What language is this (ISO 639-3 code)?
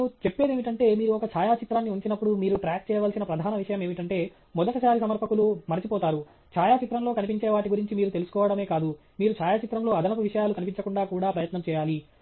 tel